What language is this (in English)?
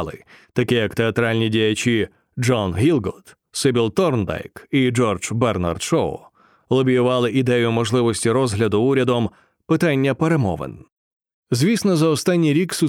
Ukrainian